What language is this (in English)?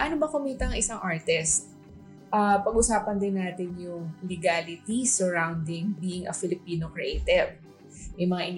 Filipino